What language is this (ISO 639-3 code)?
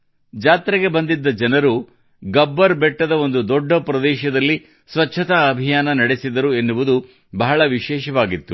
kan